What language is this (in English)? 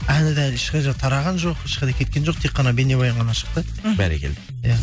Kazakh